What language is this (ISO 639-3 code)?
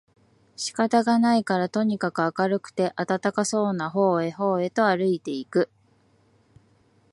jpn